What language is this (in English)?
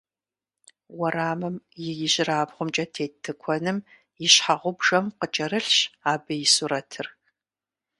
Kabardian